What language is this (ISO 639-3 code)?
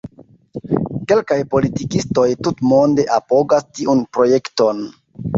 epo